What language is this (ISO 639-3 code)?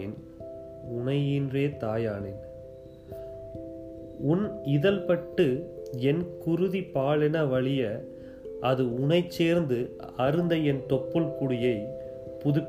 tam